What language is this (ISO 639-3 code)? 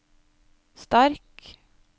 nor